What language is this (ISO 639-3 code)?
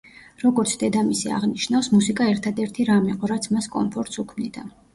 kat